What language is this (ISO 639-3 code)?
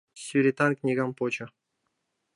chm